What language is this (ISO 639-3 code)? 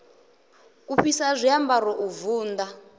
ven